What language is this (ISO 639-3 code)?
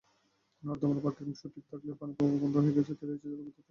ben